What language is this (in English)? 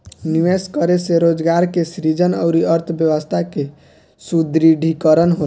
Bhojpuri